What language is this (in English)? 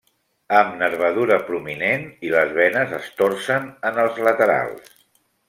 Catalan